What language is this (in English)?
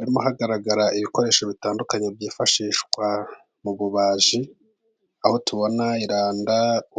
Kinyarwanda